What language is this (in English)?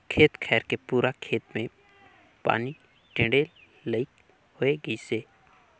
Chhattisgarhi